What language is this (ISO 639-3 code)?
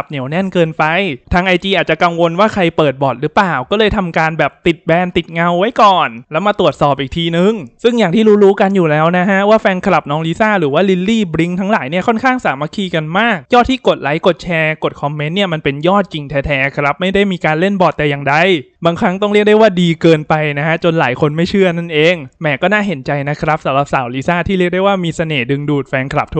tha